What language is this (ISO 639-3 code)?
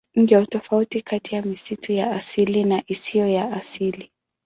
swa